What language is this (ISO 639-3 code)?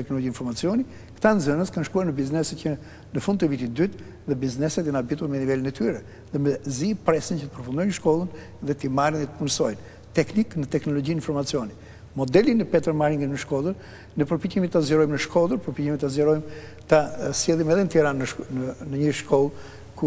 ukr